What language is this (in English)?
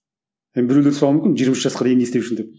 Kazakh